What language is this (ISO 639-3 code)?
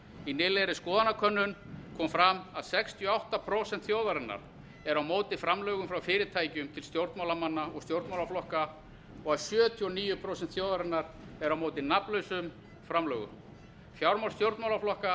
isl